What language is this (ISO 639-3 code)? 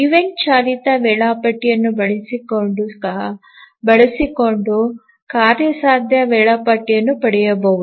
kan